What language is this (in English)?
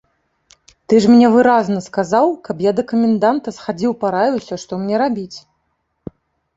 Belarusian